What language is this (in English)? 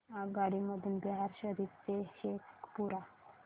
Marathi